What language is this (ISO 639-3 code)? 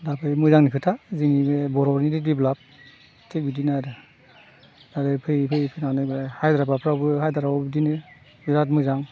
brx